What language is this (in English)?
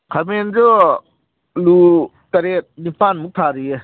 Manipuri